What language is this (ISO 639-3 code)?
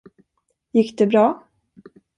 swe